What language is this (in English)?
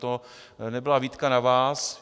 Czech